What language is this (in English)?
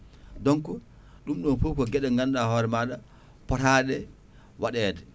Fula